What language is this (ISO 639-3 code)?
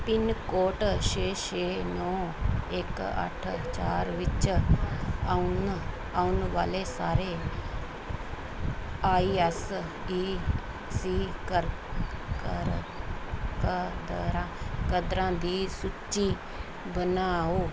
pan